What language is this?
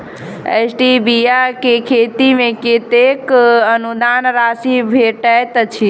Maithili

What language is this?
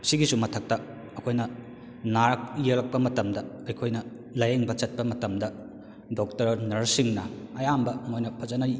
Manipuri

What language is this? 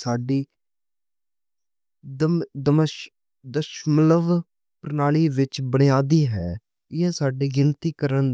Western Panjabi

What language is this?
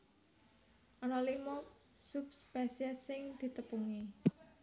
Javanese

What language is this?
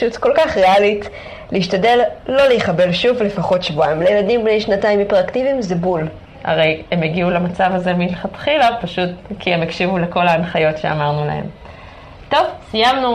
Hebrew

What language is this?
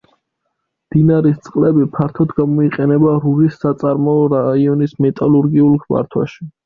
Georgian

